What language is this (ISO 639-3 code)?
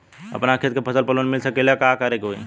bho